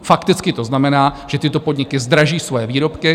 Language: Czech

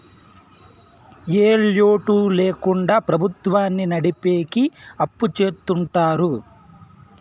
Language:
Telugu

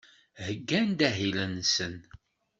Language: Kabyle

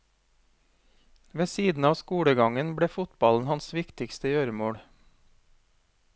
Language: Norwegian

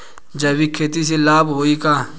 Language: Bhojpuri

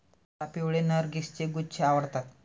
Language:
Marathi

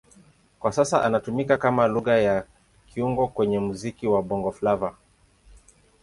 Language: Swahili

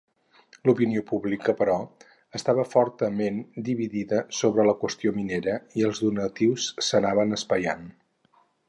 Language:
Catalan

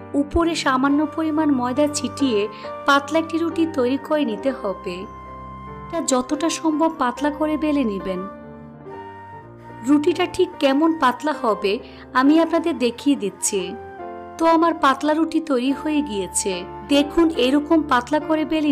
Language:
Bangla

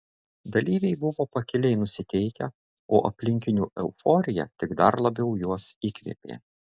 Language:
Lithuanian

